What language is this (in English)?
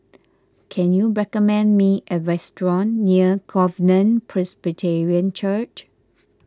English